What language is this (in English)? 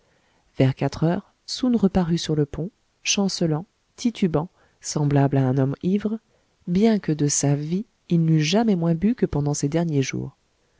French